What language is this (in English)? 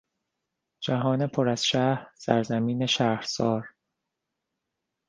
Persian